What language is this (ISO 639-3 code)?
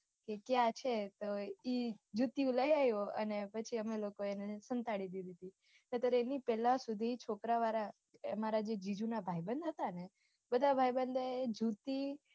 guj